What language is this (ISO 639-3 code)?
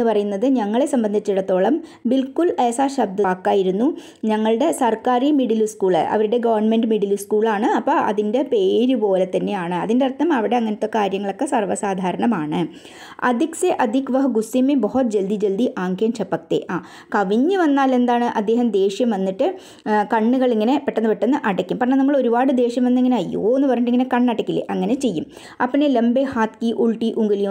mal